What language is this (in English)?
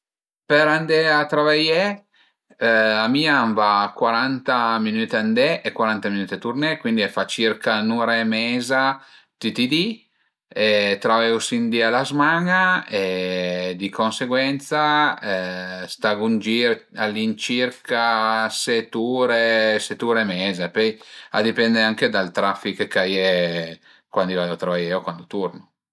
Piedmontese